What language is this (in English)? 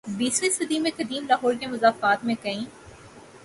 Urdu